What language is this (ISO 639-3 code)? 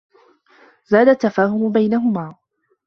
ara